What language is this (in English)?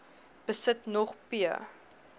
Afrikaans